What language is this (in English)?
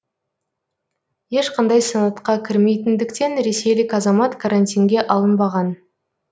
Kazakh